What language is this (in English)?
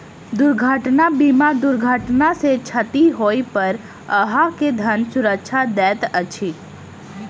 Maithili